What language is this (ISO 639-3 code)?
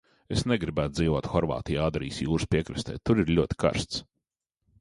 lav